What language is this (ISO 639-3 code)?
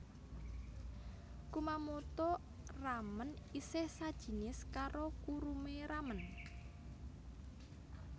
jav